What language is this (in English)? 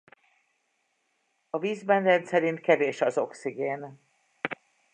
Hungarian